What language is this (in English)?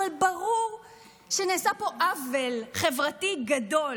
Hebrew